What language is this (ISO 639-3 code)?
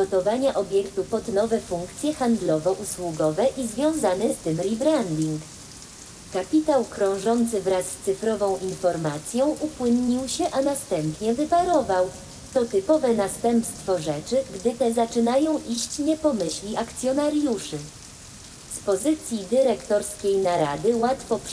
pol